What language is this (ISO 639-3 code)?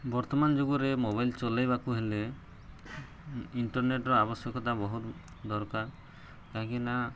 ori